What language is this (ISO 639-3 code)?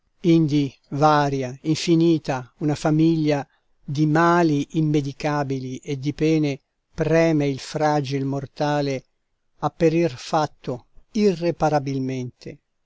ita